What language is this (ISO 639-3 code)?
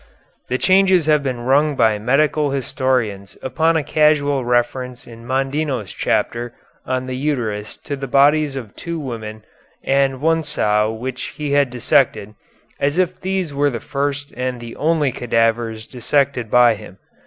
eng